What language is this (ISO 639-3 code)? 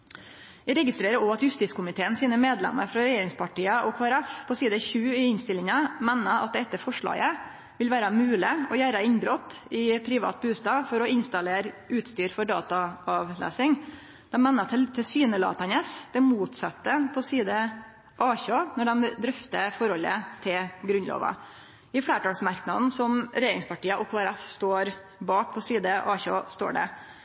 nno